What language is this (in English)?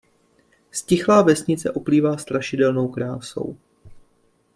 Czech